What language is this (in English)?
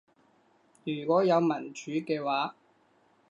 Cantonese